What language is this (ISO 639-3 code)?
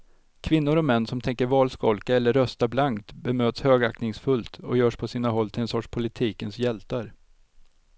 swe